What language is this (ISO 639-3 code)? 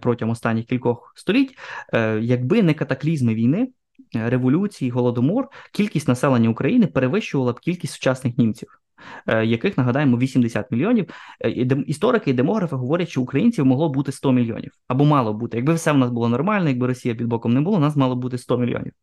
ukr